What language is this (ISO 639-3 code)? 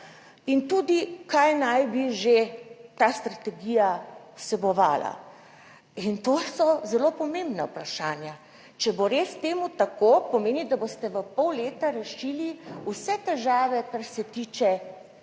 slv